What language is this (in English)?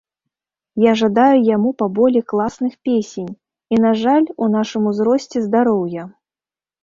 Belarusian